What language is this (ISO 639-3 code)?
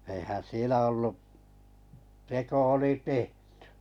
fin